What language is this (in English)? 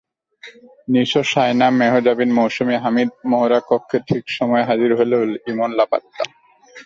Bangla